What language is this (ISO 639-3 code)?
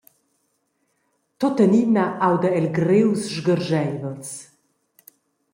roh